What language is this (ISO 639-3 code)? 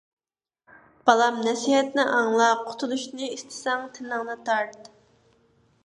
uig